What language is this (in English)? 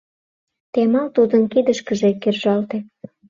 Mari